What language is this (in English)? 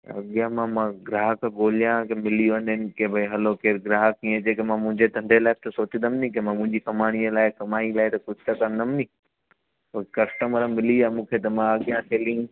Sindhi